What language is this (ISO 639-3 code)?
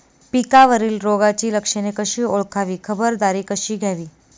mar